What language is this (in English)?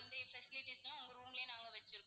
Tamil